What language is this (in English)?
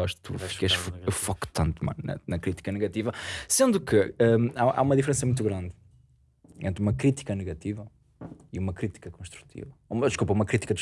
Portuguese